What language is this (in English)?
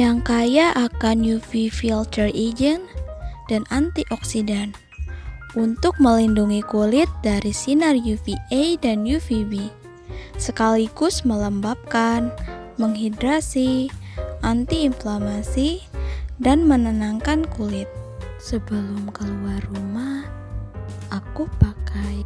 Indonesian